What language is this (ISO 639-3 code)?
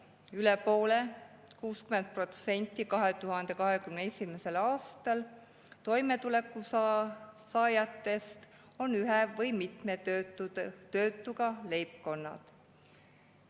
est